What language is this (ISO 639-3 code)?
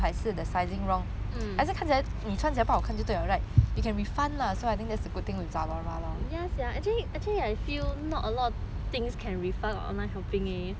eng